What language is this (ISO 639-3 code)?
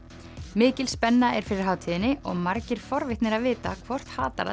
isl